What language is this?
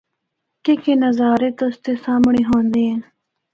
Northern Hindko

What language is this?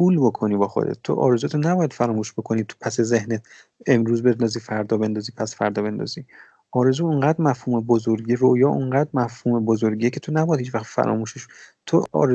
Persian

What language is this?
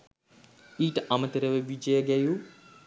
Sinhala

